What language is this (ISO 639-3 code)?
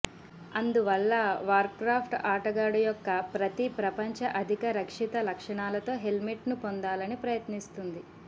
tel